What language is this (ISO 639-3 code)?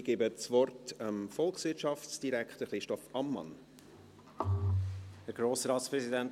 gsw